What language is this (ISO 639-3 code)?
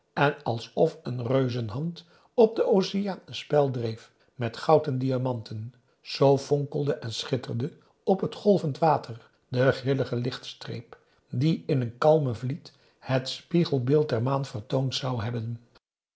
nld